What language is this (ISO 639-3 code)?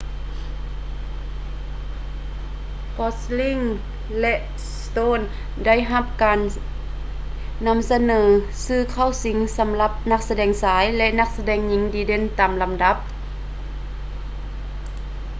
lao